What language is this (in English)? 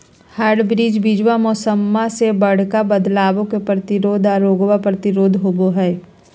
Magahi